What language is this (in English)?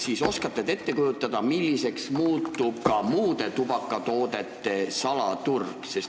Estonian